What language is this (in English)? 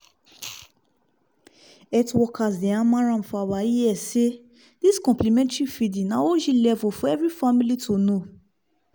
Nigerian Pidgin